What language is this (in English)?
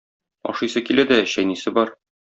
Tatar